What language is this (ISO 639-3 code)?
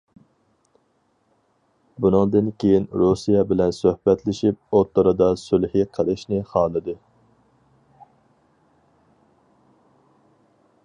uig